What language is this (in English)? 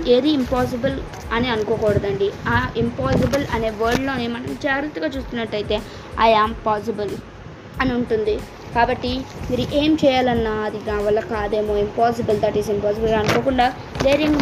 Telugu